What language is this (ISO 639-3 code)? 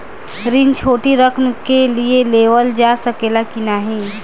bho